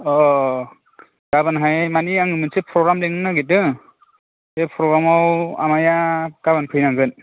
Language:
Bodo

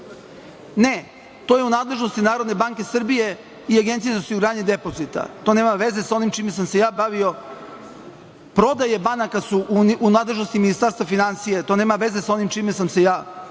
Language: Serbian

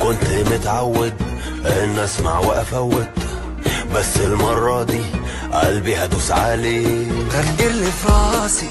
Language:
Arabic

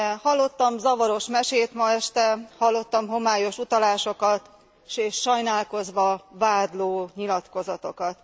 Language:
Hungarian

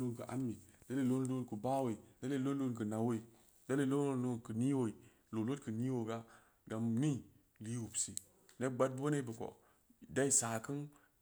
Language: Samba Leko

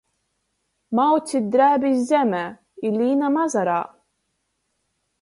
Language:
Latgalian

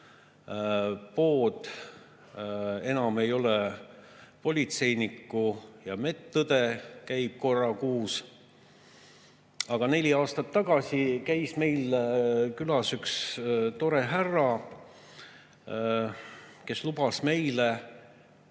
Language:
Estonian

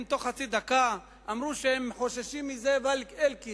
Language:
Hebrew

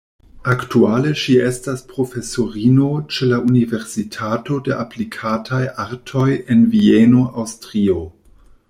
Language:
Esperanto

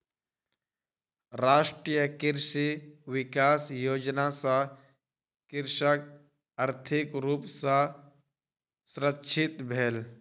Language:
Maithili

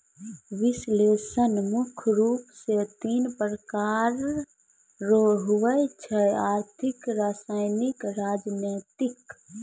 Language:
Maithili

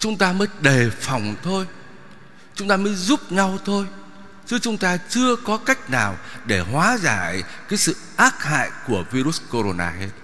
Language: Vietnamese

